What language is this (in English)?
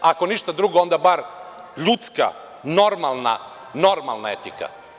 Serbian